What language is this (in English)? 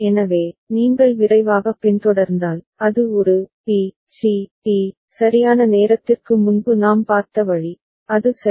Tamil